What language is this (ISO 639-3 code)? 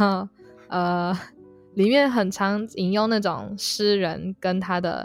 zho